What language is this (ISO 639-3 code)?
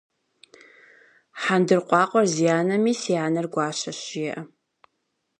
kbd